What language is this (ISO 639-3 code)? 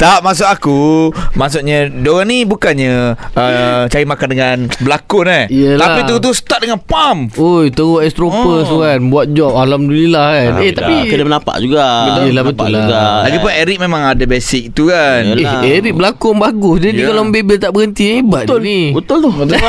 msa